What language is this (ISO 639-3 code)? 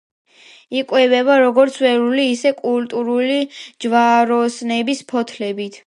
kat